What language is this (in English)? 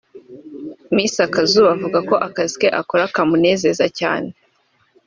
Kinyarwanda